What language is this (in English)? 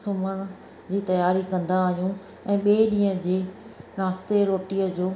Sindhi